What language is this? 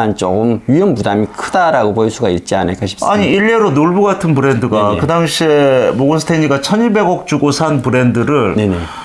Korean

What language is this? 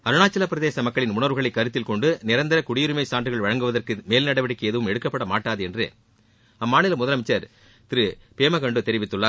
Tamil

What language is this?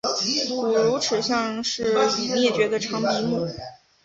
Chinese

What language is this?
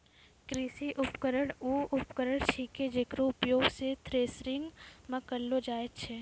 Maithili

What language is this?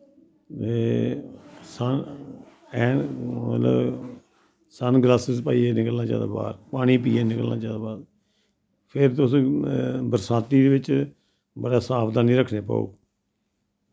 Dogri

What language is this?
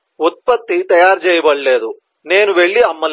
Telugu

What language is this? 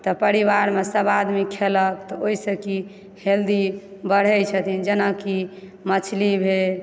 Maithili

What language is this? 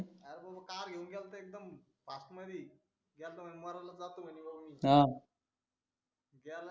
Marathi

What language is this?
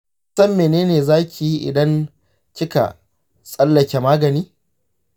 Hausa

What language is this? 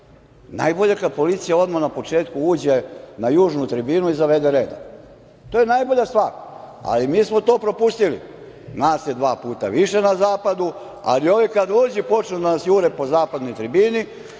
Serbian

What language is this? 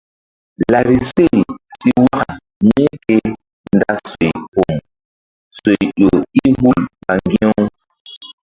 Mbum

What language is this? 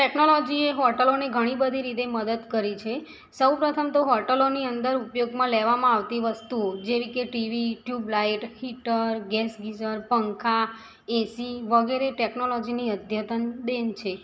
Gujarati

